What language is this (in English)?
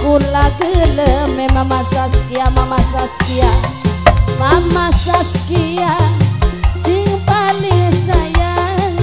Indonesian